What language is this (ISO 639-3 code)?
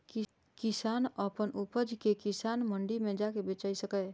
mai